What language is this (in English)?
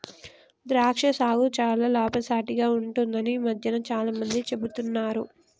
Telugu